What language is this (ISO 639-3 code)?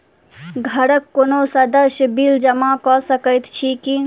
mai